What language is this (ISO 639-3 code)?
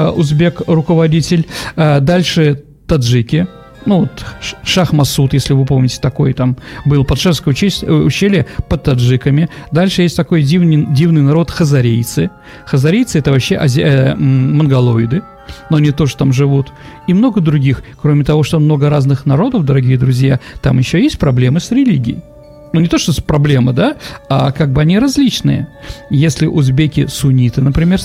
rus